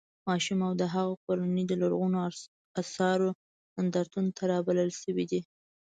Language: Pashto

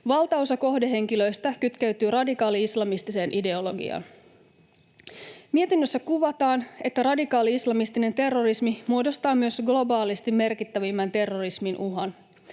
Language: Finnish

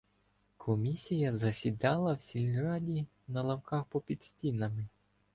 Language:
Ukrainian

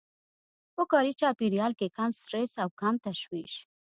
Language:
Pashto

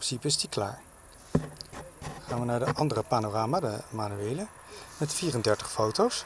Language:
Dutch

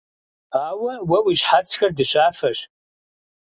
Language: Kabardian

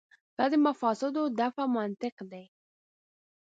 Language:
Pashto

